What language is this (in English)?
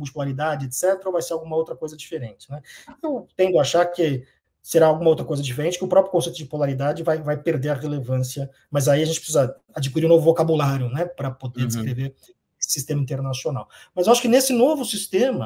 Portuguese